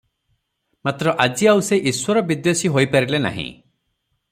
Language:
Odia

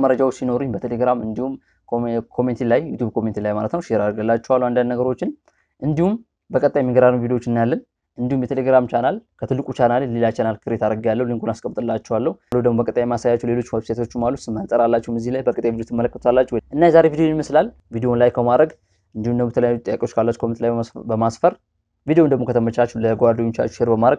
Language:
Arabic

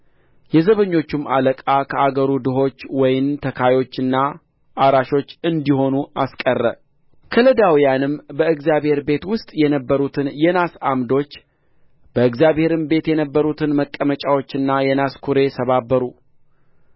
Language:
Amharic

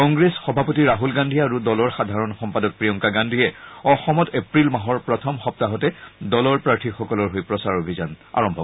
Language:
Assamese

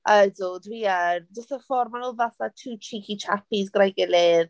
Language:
Welsh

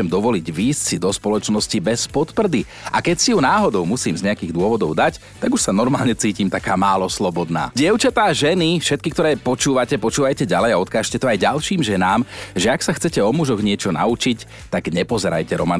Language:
Slovak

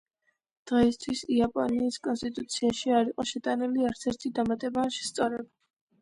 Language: Georgian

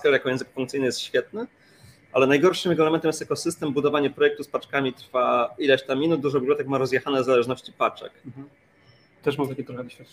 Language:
Polish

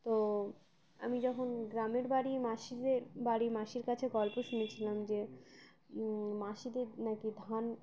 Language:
Bangla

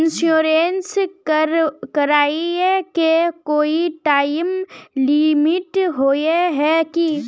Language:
Magahi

